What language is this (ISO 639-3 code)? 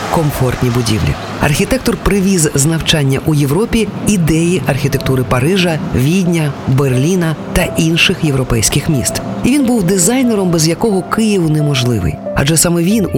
ukr